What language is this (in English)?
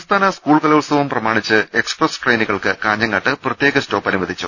Malayalam